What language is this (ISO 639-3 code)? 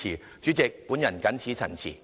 yue